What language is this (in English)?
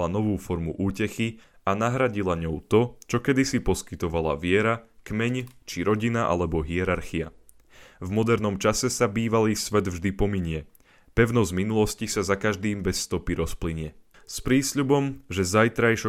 Slovak